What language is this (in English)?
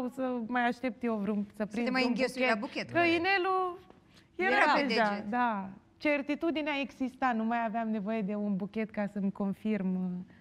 Romanian